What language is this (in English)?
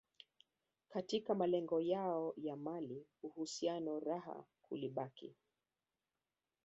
Swahili